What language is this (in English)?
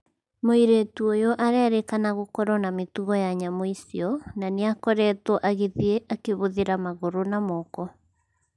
Kikuyu